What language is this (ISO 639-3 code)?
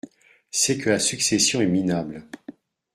fra